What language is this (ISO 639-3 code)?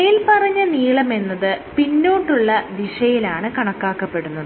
mal